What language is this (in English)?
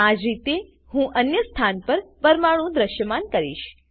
Gujarati